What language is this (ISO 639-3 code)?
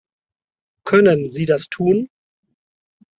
deu